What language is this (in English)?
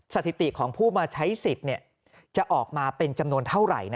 Thai